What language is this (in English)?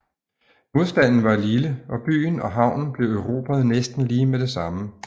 Danish